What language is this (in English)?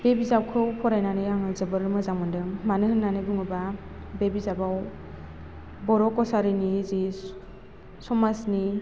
Bodo